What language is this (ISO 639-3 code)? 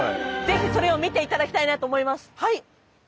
jpn